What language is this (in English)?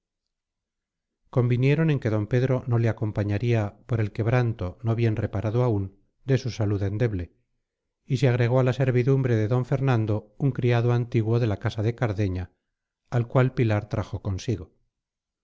Spanish